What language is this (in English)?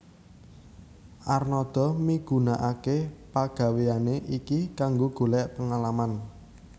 Javanese